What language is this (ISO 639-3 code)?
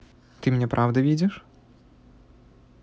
rus